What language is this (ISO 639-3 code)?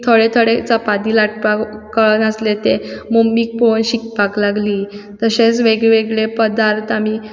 kok